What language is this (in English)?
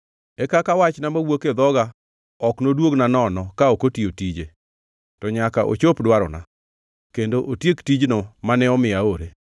Luo (Kenya and Tanzania)